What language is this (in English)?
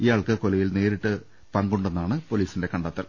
Malayalam